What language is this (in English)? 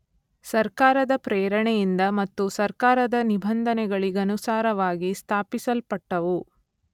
Kannada